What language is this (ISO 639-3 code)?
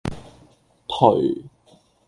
yue